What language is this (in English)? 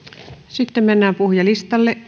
Finnish